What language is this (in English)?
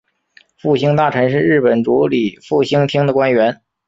Chinese